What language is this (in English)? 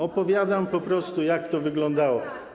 Polish